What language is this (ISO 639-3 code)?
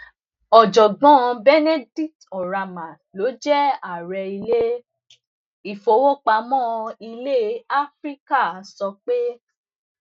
yor